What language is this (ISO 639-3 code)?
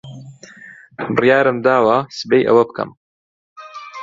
ckb